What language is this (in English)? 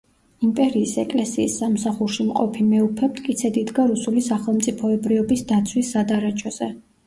Georgian